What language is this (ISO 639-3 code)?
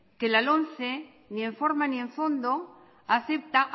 spa